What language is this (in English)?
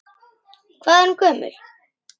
Icelandic